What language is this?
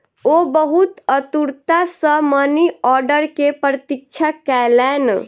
Maithili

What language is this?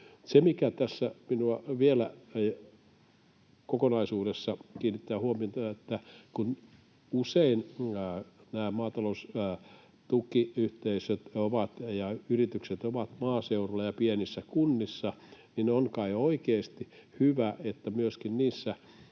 Finnish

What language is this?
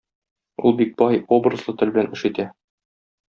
Tatar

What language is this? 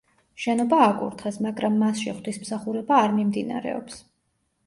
Georgian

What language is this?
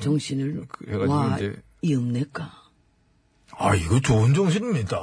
Korean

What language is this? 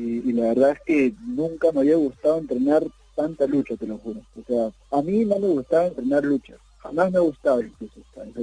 Spanish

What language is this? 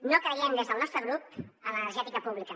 Catalan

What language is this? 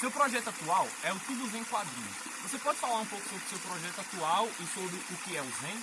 Portuguese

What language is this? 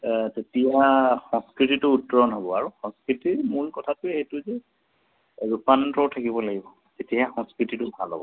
Assamese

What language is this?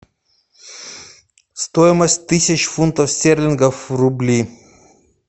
Russian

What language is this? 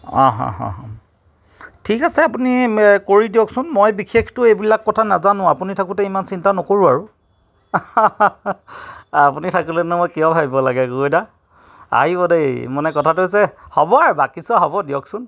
Assamese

